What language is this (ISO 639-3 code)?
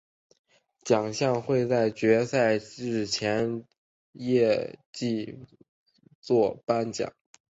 zho